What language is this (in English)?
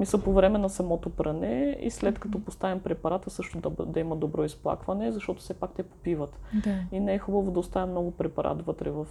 Bulgarian